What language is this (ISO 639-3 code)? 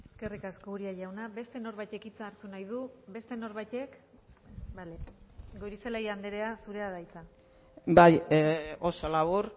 eus